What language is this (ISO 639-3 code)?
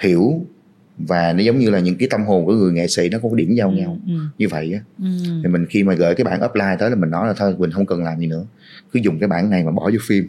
vie